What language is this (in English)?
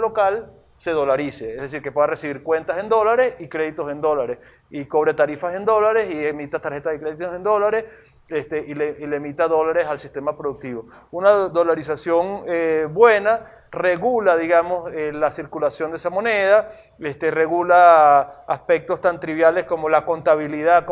Spanish